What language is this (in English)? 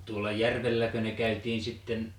Finnish